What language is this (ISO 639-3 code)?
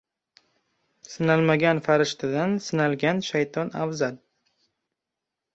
uzb